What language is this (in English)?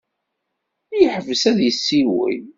Kabyle